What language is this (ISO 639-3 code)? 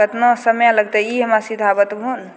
mai